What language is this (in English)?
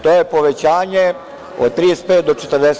Serbian